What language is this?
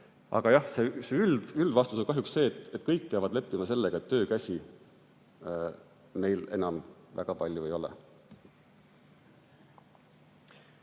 Estonian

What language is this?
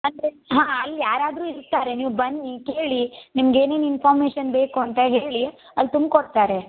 Kannada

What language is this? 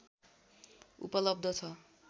Nepali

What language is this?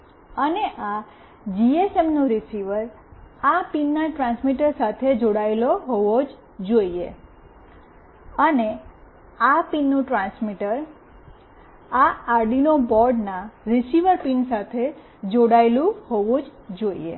Gujarati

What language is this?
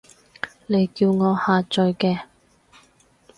Cantonese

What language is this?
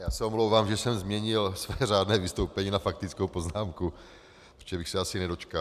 Czech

